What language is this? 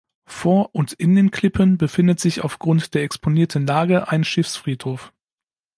German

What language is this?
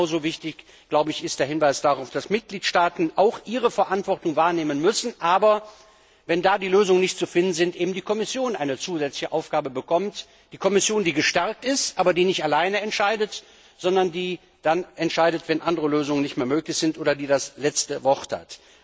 German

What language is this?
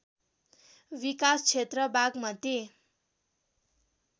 Nepali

